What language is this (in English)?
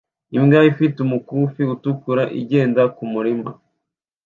Kinyarwanda